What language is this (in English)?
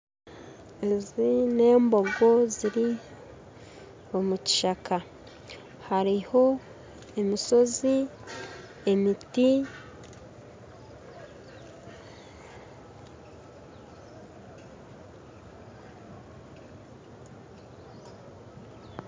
Nyankole